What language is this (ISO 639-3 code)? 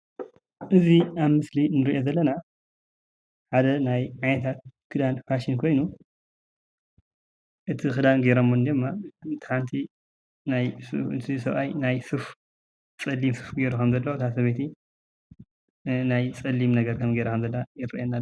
tir